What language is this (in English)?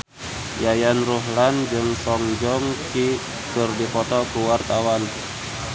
Sundanese